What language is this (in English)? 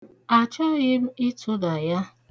Igbo